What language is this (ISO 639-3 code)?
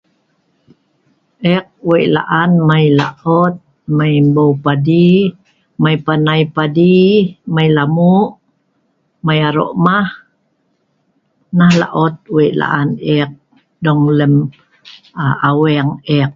snv